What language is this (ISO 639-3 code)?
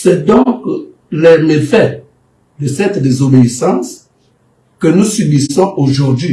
fra